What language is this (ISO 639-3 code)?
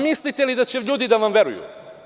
srp